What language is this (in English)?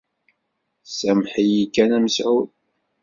Kabyle